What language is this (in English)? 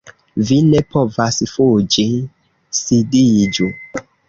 Esperanto